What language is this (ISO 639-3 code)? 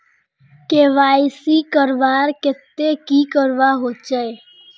mag